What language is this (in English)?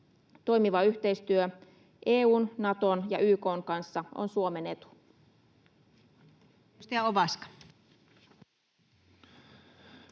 Finnish